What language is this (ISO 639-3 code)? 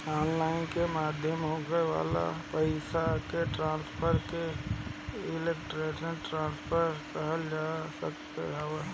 bho